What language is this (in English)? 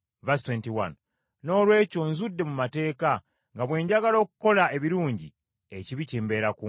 Ganda